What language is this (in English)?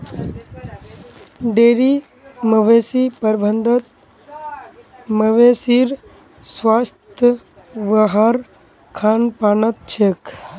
Magahi